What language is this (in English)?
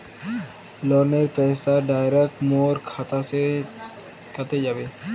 Magahi